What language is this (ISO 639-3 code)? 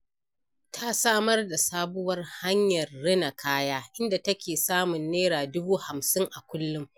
hau